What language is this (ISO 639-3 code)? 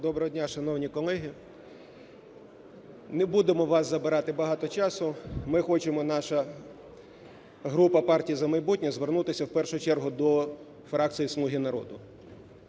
ukr